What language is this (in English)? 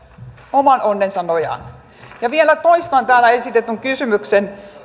Finnish